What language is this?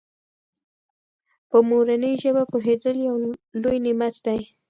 Pashto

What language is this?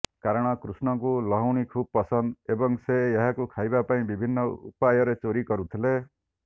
Odia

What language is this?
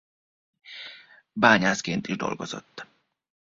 Hungarian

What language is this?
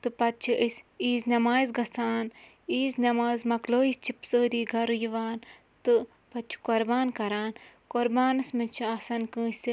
Kashmiri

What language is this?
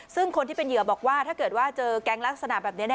Thai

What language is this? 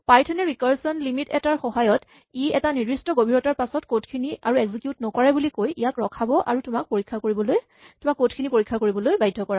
Assamese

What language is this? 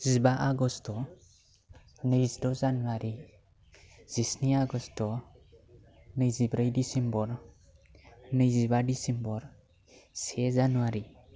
Bodo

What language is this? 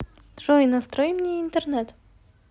Russian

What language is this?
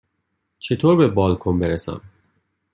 Persian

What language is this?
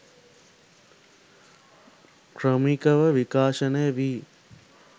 Sinhala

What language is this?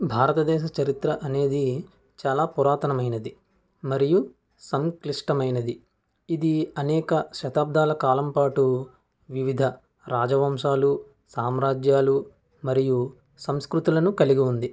Telugu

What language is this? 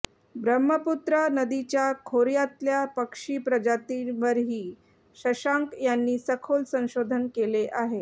Marathi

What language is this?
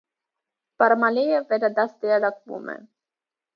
Armenian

